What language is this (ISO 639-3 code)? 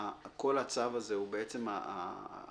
heb